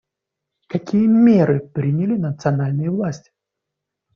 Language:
Russian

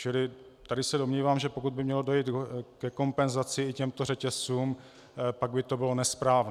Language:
Czech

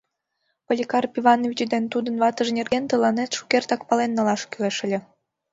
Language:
Mari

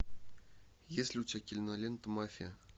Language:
Russian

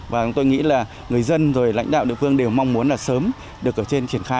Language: Vietnamese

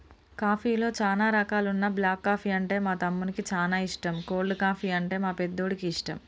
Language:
Telugu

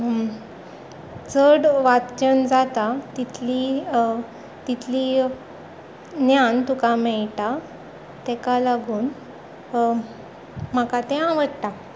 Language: Konkani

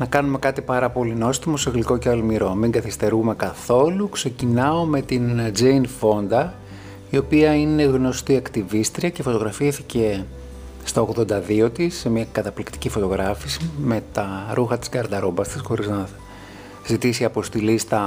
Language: Greek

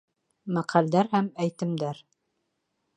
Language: Bashkir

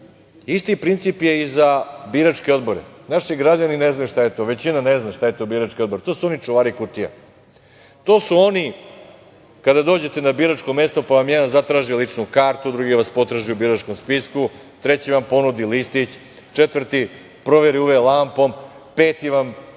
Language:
Serbian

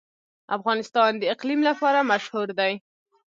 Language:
Pashto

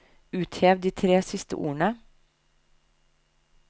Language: Norwegian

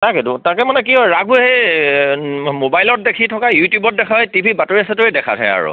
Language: Assamese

